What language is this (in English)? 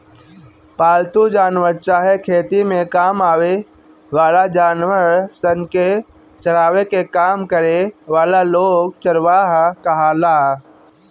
Bhojpuri